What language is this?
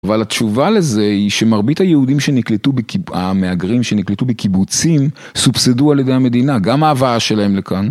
Hebrew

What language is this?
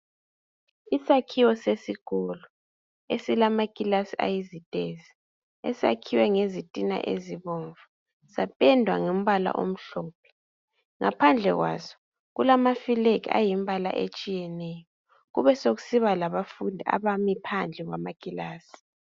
North Ndebele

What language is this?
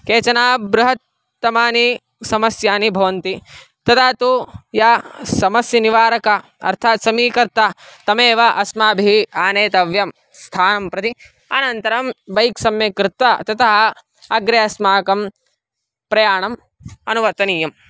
Sanskrit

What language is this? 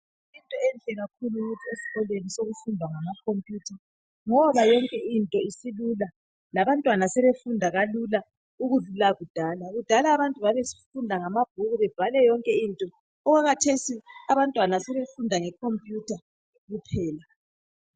North Ndebele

